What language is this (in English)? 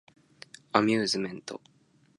Japanese